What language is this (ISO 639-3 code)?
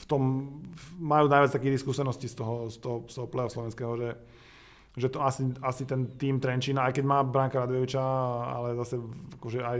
slk